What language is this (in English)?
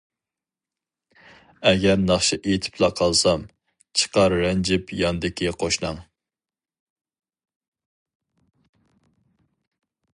Uyghur